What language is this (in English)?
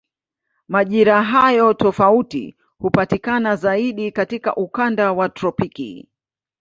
Swahili